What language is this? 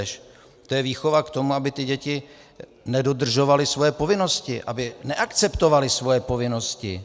Czech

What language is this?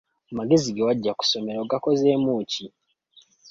Ganda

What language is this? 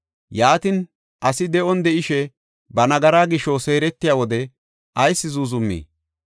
Gofa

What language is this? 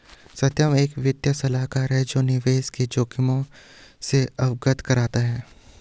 Hindi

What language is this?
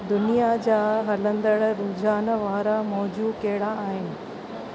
Sindhi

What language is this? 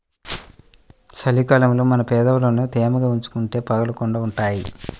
Telugu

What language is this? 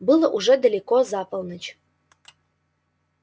Russian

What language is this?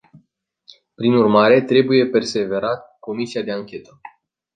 Romanian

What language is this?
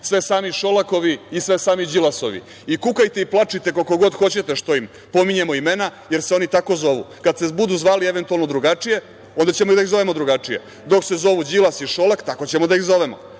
Serbian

